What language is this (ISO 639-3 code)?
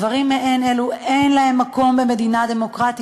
heb